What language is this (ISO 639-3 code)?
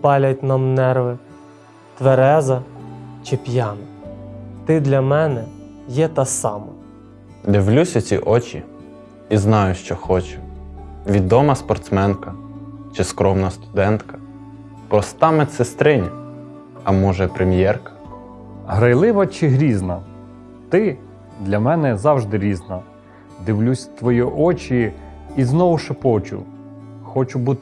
ukr